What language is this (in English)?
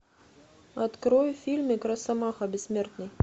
Russian